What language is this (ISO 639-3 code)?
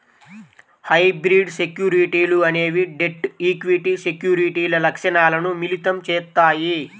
tel